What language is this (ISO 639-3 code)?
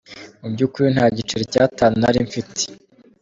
kin